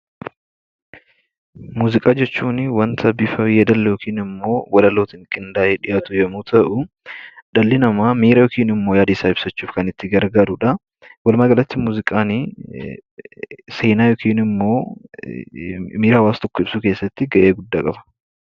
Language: Oromo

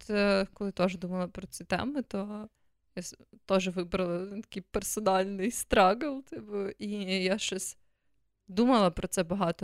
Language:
Ukrainian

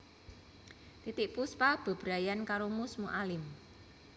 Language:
Javanese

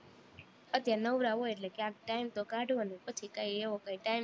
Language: Gujarati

